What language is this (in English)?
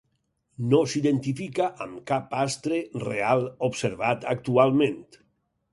Catalan